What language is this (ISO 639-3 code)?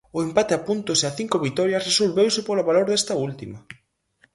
glg